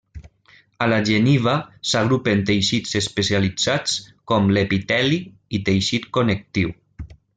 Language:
Catalan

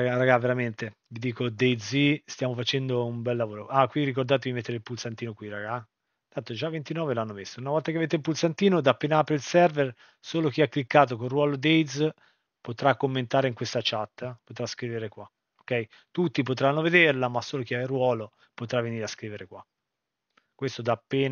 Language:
Italian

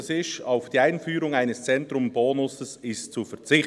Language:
Swiss German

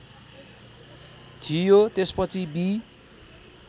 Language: Nepali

